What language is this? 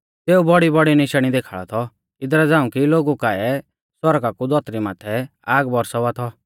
Mahasu Pahari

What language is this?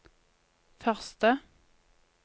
Norwegian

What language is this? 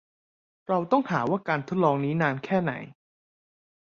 Thai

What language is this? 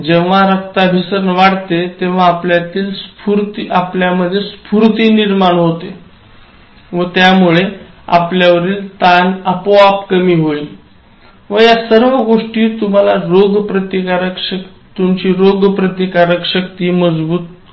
Marathi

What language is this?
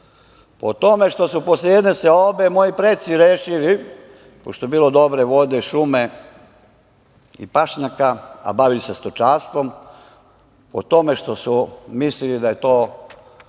Serbian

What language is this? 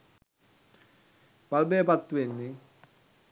Sinhala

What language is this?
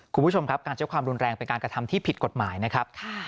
Thai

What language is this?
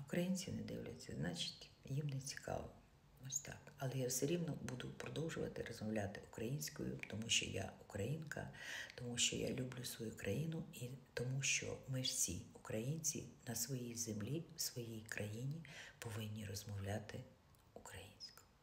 Ukrainian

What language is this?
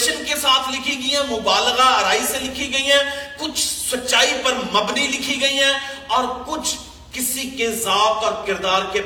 Urdu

